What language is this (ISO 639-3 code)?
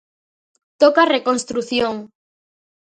glg